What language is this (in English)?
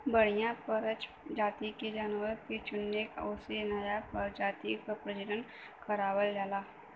Bhojpuri